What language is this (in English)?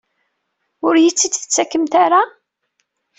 Kabyle